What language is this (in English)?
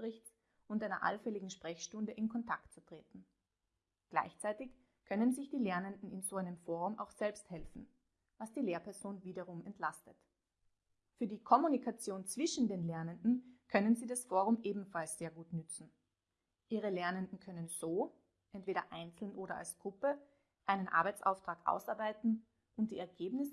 German